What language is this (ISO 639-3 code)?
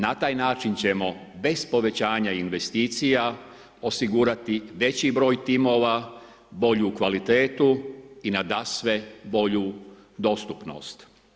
hrv